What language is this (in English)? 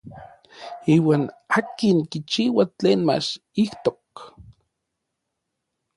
Orizaba Nahuatl